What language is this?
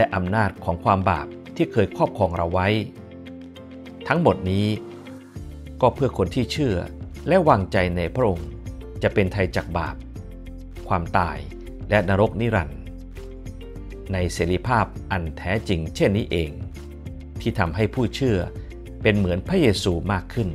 Thai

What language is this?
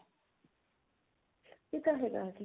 Punjabi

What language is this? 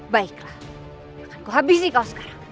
Indonesian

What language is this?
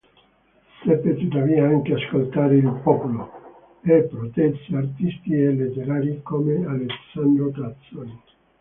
Italian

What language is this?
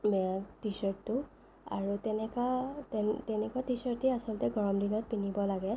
Assamese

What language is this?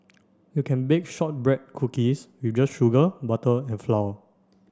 English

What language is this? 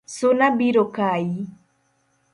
Luo (Kenya and Tanzania)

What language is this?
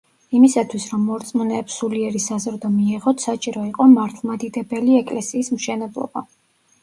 Georgian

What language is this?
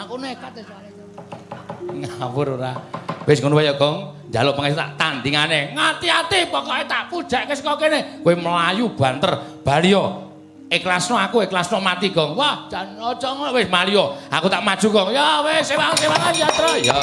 Javanese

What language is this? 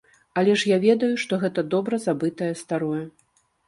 Belarusian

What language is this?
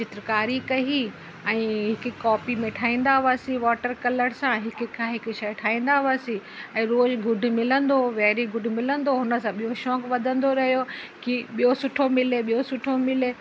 Sindhi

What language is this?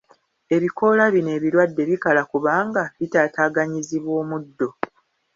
Ganda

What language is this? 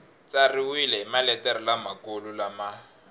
Tsonga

